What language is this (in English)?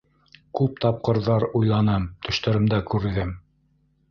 Bashkir